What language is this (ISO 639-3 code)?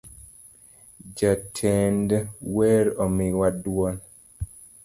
luo